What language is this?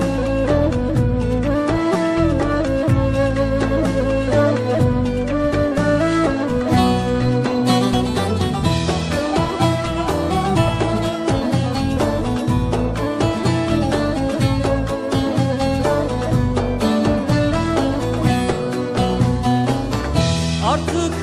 Turkish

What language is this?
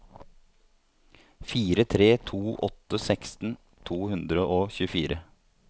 Norwegian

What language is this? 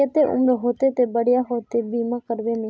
Magahi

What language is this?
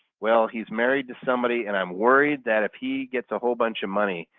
English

